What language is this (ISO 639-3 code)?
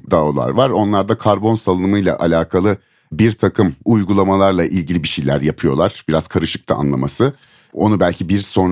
tur